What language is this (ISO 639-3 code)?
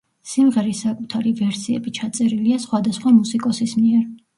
kat